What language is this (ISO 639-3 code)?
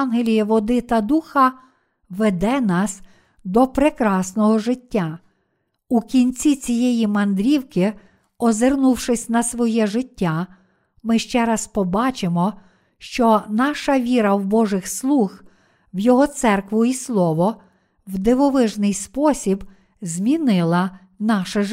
ukr